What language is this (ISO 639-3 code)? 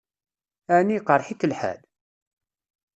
kab